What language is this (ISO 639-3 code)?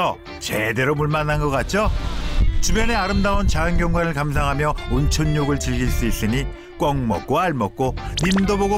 kor